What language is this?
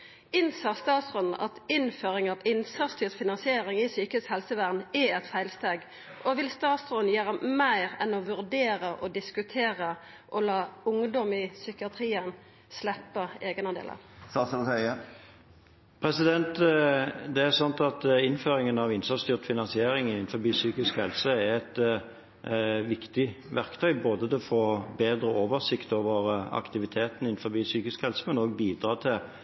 Norwegian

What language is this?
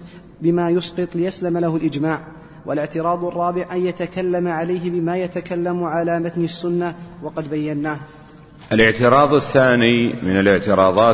Arabic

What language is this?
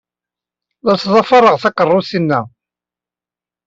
Kabyle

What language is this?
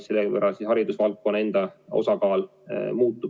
Estonian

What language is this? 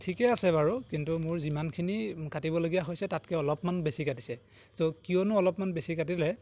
Assamese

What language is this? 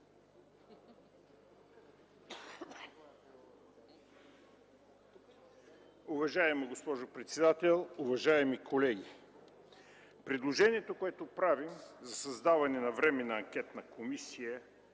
Bulgarian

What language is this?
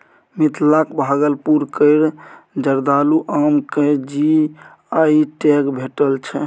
Maithili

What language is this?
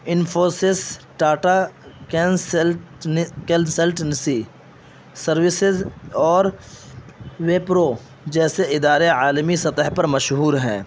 Urdu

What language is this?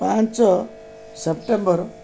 Odia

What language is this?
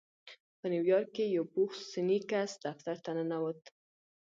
Pashto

